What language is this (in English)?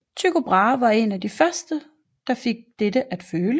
Danish